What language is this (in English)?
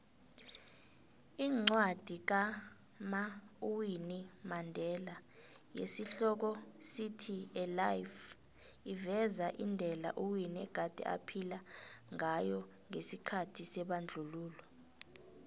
South Ndebele